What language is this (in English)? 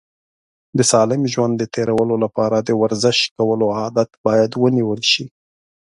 Pashto